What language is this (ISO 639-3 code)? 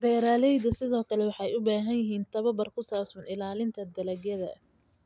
som